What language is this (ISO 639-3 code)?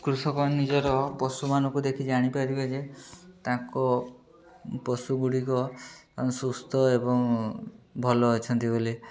ori